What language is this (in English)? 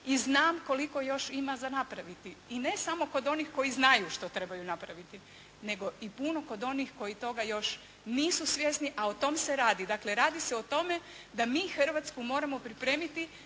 Croatian